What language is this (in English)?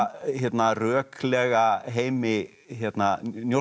Icelandic